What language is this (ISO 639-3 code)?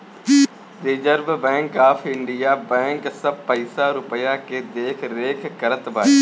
bho